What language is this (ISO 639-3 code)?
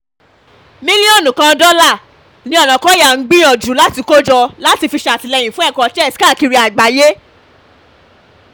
yor